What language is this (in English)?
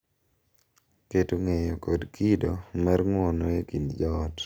Luo (Kenya and Tanzania)